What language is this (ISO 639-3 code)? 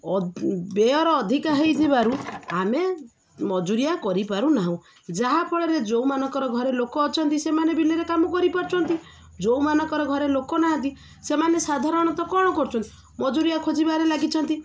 ori